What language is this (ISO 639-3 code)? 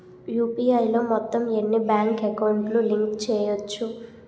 tel